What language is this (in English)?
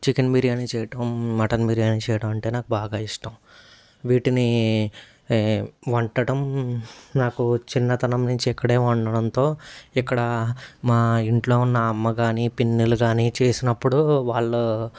Telugu